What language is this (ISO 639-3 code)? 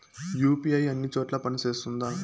tel